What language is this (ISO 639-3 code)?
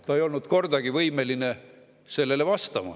est